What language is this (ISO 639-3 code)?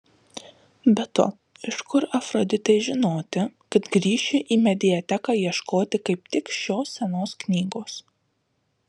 lit